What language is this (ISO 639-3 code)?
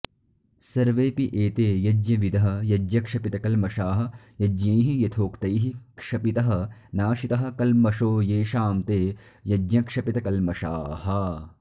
san